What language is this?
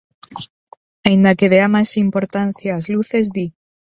Galician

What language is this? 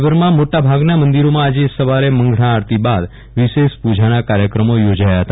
Gujarati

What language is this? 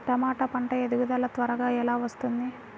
Telugu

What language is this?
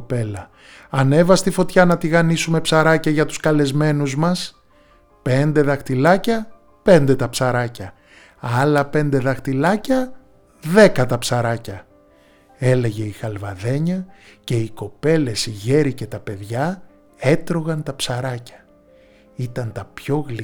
Greek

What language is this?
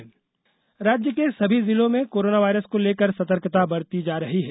Hindi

